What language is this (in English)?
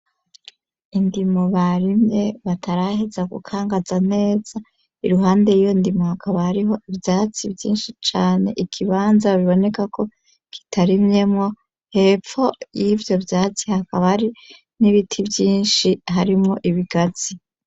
Rundi